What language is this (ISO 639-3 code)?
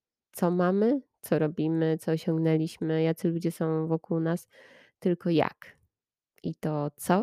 pol